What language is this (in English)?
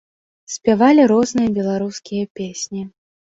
Belarusian